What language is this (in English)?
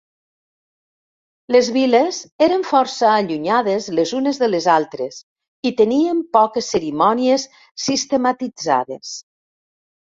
Catalan